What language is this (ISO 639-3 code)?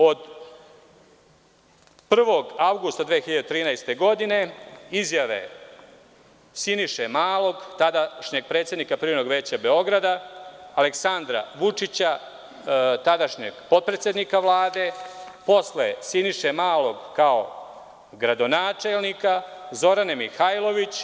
srp